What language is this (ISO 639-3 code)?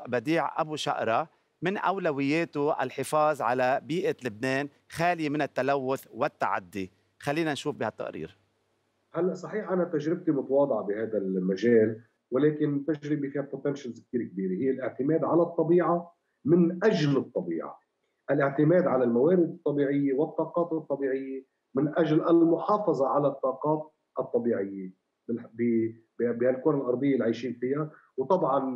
ara